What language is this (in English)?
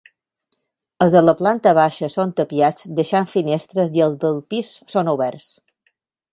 Catalan